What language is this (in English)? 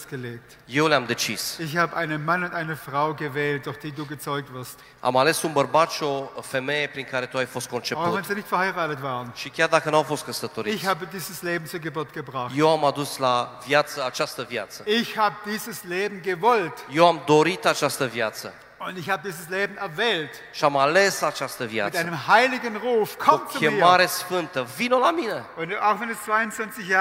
Romanian